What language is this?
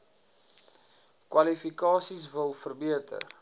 Afrikaans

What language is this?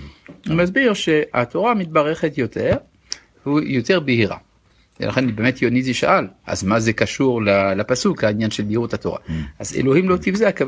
Hebrew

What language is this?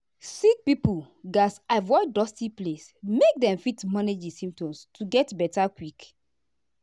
Nigerian Pidgin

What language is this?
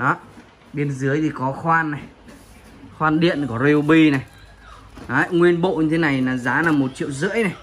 Vietnamese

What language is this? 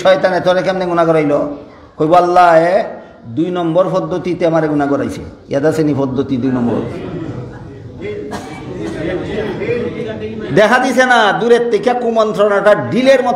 Indonesian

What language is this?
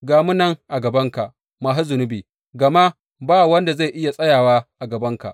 Hausa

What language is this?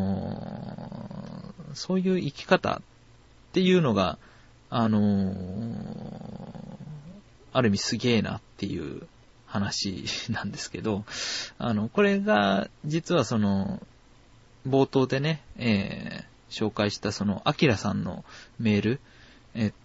Japanese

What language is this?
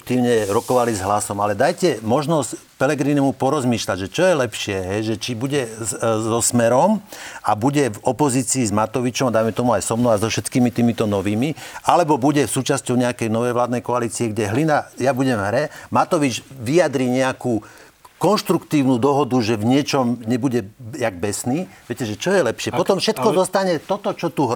Slovak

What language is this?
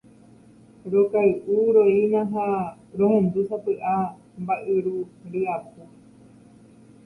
Guarani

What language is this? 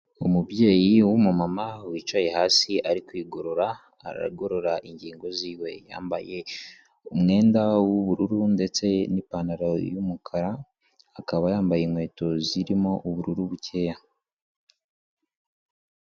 Kinyarwanda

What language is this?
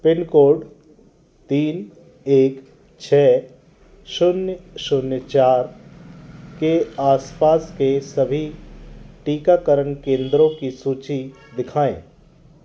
Hindi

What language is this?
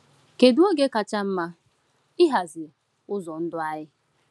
Igbo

